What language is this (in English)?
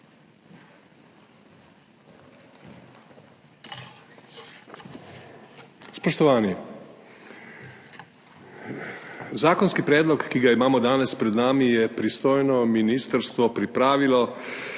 Slovenian